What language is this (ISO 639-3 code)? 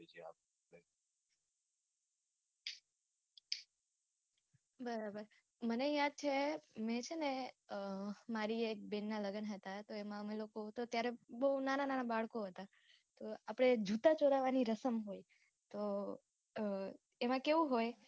guj